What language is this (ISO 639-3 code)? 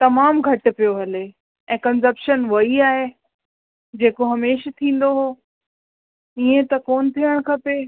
snd